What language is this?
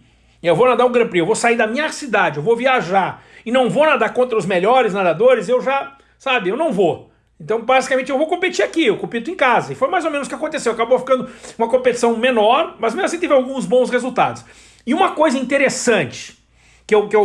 Portuguese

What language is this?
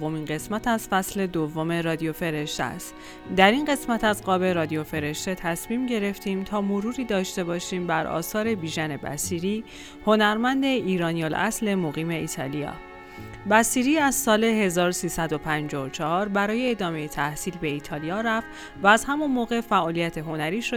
Persian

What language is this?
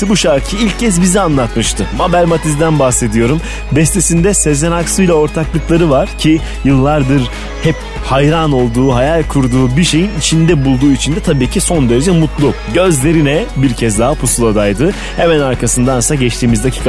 Turkish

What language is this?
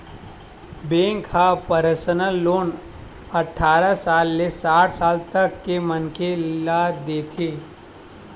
Chhattisgarhi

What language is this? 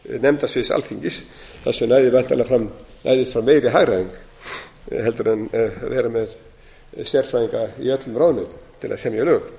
Icelandic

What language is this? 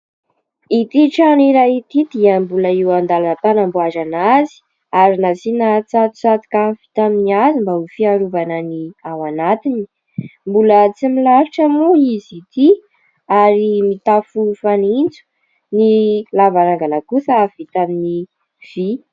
Malagasy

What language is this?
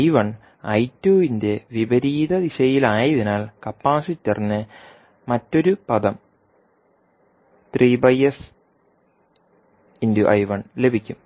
Malayalam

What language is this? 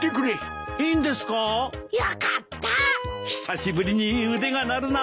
Japanese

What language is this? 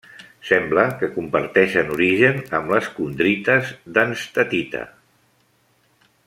Catalan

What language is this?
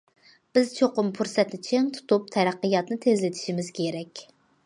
Uyghur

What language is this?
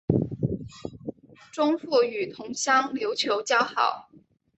Chinese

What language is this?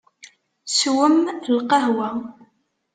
Kabyle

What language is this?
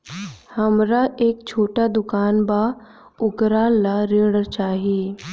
Bhojpuri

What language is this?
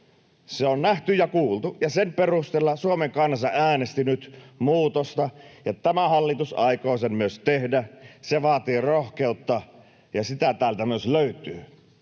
Finnish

